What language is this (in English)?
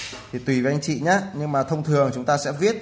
Vietnamese